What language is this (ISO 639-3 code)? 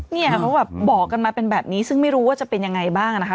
tha